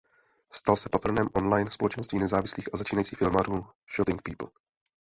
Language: Czech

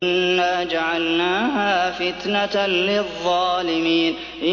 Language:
Arabic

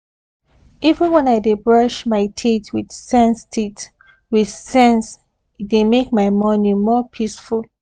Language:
Nigerian Pidgin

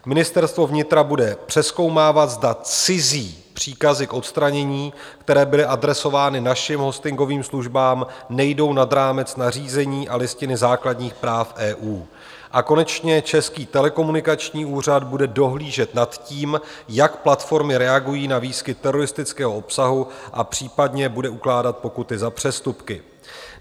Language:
Czech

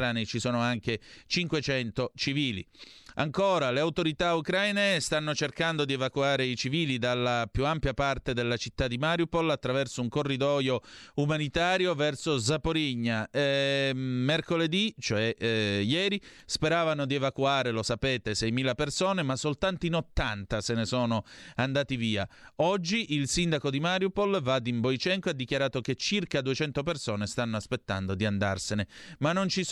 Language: Italian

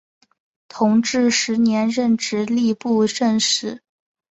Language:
Chinese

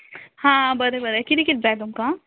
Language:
Konkani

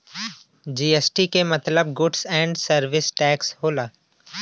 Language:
Bhojpuri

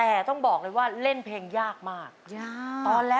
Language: Thai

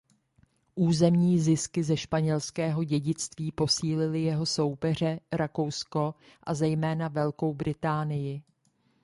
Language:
Czech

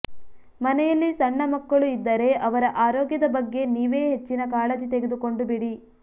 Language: Kannada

